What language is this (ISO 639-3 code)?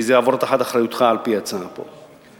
heb